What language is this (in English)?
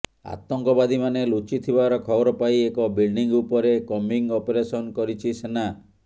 Odia